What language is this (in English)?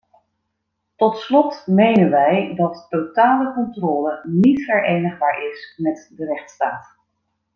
Dutch